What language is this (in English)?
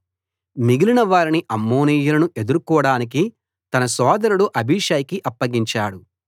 Telugu